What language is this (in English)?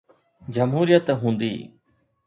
Sindhi